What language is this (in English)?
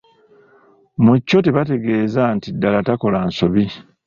Ganda